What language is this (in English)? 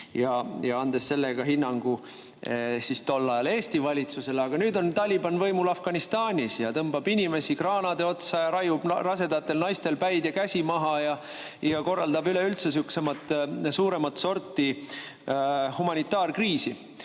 Estonian